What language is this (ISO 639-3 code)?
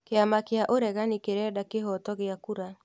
kik